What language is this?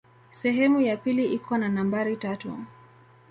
Swahili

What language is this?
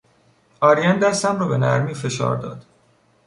Persian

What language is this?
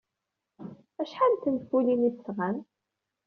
Kabyle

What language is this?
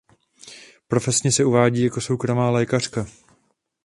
Czech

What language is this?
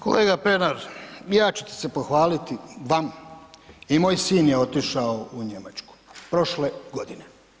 Croatian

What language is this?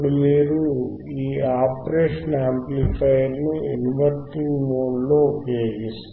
Telugu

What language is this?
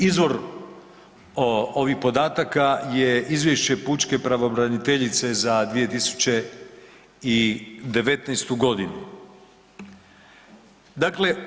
Croatian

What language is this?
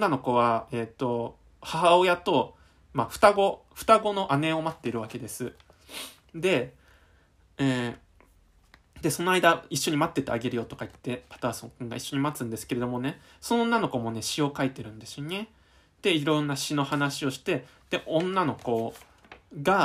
Japanese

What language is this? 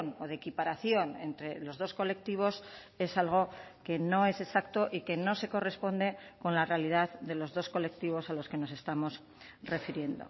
Spanish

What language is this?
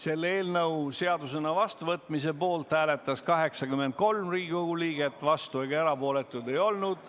Estonian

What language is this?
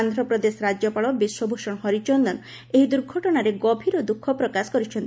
Odia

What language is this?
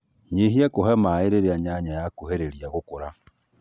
Kikuyu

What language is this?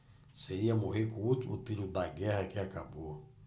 Portuguese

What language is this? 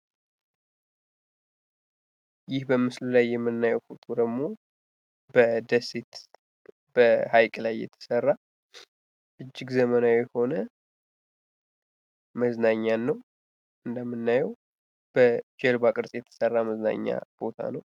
Amharic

